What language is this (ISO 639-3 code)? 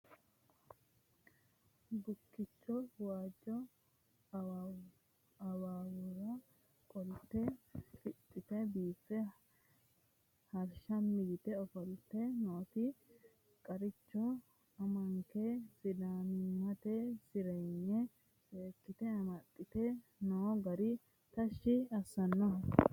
sid